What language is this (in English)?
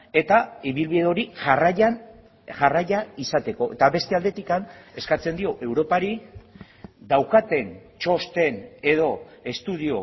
Basque